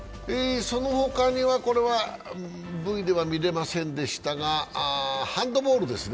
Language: Japanese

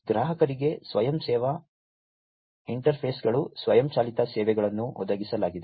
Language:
Kannada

